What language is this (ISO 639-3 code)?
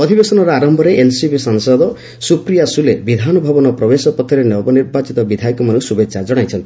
ori